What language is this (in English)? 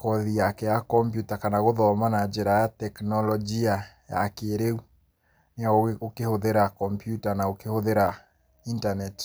Kikuyu